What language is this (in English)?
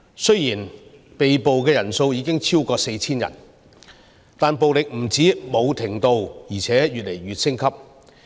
Cantonese